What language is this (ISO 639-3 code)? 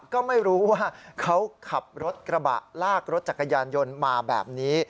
tha